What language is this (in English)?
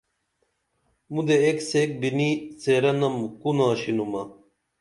Dameli